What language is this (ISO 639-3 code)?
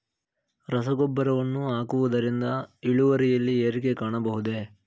kan